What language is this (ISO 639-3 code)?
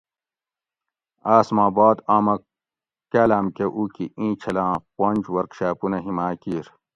gwc